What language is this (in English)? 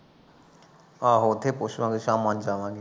Punjabi